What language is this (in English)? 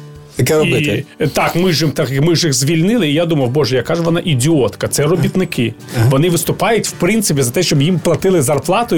Ukrainian